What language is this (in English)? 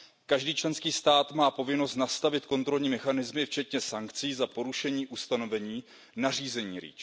Czech